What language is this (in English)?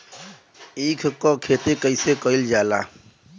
Bhojpuri